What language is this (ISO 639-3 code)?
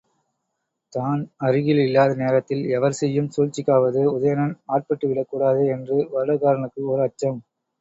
tam